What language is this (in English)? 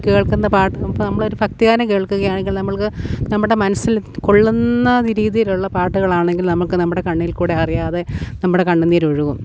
Malayalam